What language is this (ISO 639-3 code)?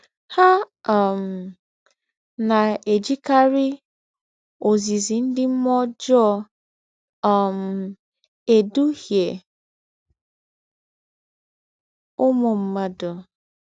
ibo